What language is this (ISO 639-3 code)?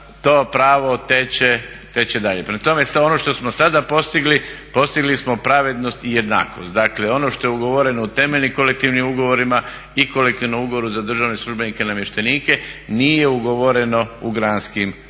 hrv